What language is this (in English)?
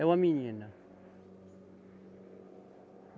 Portuguese